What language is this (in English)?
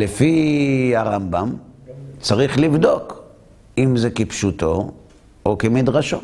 Hebrew